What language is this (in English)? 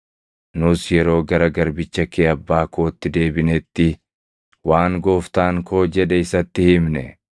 Oromo